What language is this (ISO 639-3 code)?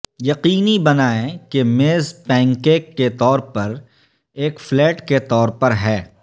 urd